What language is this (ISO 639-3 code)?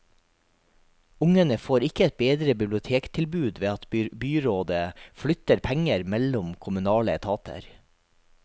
nor